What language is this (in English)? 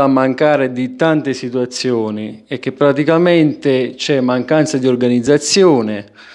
Italian